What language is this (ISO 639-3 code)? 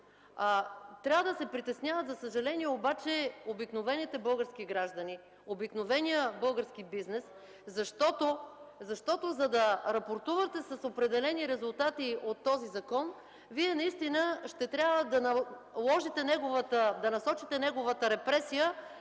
bul